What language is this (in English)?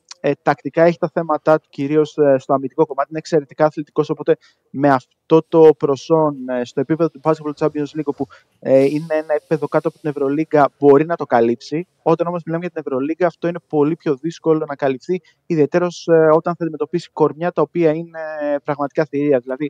Greek